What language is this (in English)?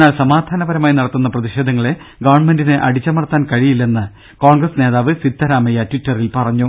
Malayalam